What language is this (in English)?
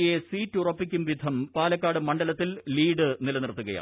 Malayalam